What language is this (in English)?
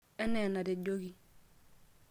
Masai